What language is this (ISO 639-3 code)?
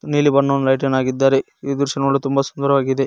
kan